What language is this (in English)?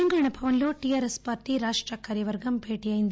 Telugu